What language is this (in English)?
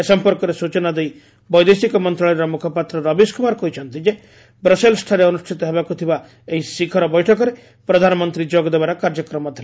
Odia